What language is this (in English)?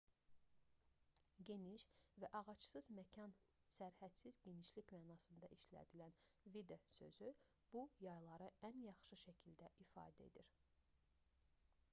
Azerbaijani